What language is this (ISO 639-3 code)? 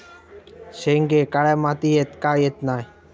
mar